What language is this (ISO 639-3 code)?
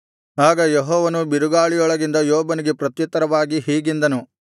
kan